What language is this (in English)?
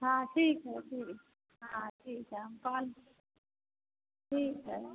Hindi